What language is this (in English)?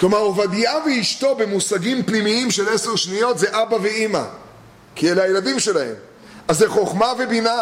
Hebrew